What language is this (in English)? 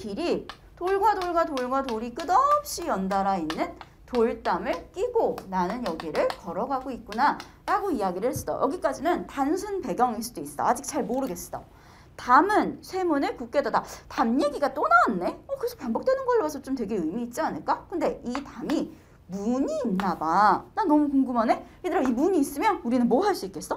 Korean